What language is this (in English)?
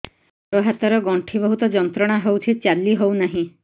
Odia